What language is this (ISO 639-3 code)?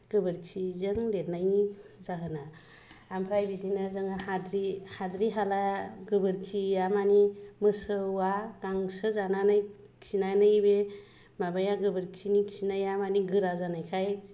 brx